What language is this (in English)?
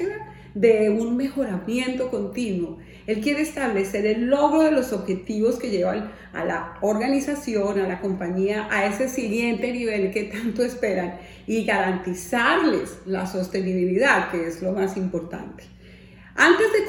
Spanish